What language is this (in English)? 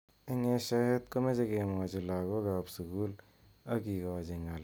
Kalenjin